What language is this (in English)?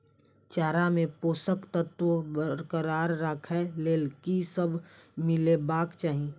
Maithili